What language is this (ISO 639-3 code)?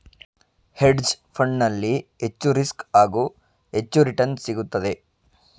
kan